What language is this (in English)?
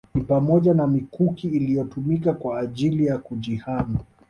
Swahili